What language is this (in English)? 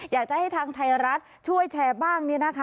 Thai